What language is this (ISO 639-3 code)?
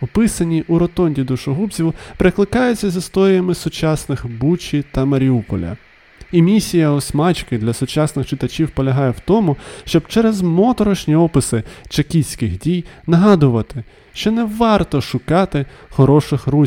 ukr